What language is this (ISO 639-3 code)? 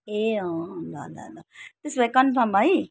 nep